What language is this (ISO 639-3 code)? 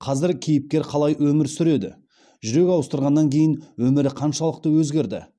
kaz